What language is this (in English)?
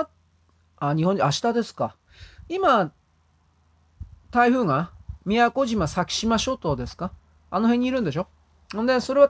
Japanese